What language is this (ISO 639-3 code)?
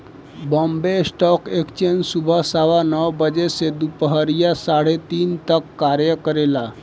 bho